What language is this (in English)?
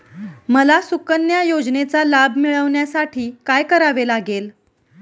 Marathi